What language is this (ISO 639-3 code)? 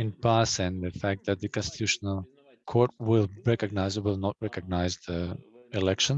eng